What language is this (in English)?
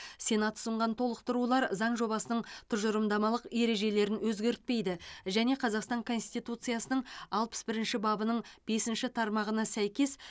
Kazakh